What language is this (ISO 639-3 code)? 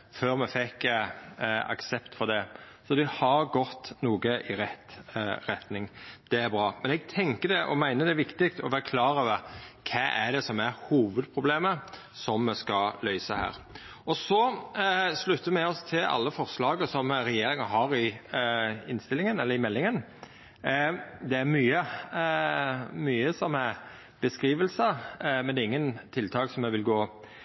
nno